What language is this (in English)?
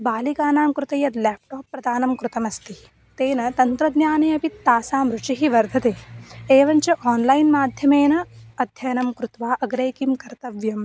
Sanskrit